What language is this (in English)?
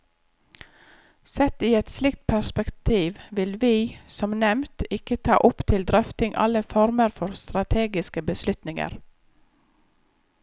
Norwegian